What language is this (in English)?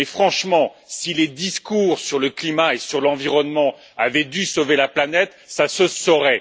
French